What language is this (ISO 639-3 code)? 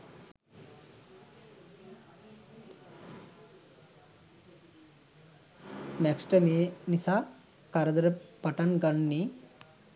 sin